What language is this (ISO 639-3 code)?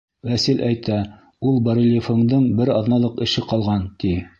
bak